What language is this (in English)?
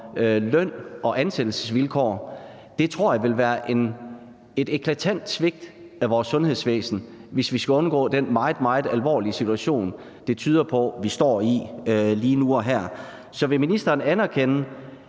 Danish